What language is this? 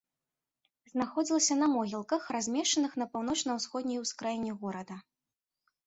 Belarusian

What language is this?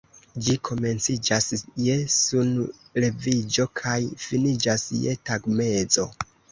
Esperanto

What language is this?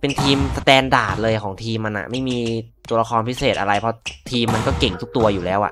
Thai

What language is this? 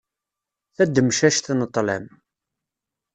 Kabyle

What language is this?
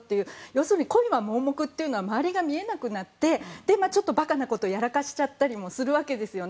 Japanese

